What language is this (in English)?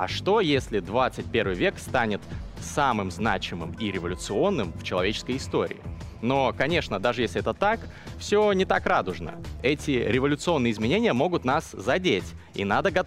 Russian